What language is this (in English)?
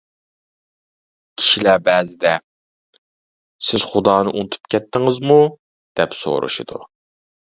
Uyghur